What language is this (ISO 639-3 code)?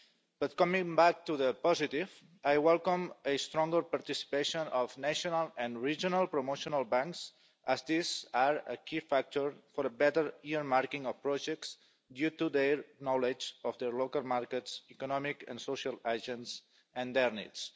eng